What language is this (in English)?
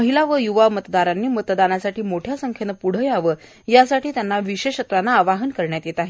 Marathi